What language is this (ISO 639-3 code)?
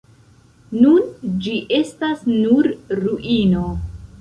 epo